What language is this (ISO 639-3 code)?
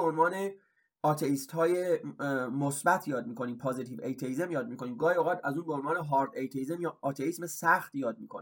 fas